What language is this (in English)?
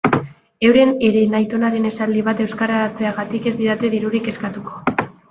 Basque